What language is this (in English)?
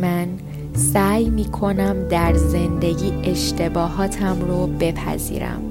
Persian